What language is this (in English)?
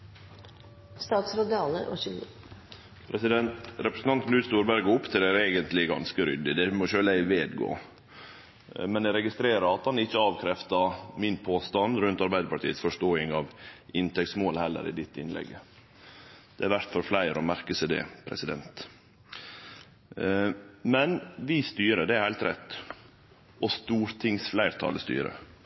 Norwegian Nynorsk